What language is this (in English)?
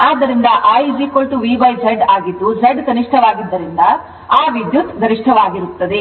Kannada